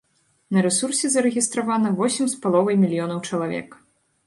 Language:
Belarusian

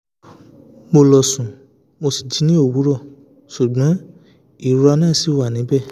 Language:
Yoruba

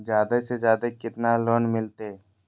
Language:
Magahi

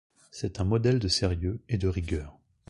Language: French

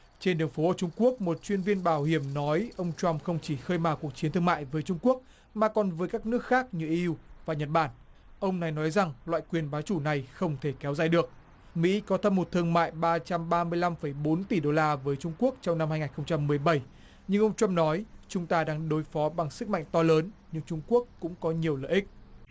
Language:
Vietnamese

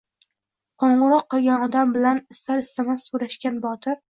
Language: Uzbek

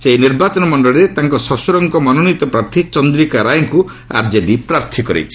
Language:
Odia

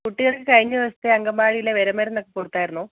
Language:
Malayalam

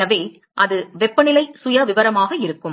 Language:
Tamil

